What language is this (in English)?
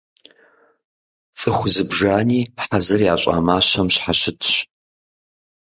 Kabardian